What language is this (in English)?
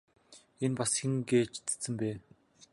Mongolian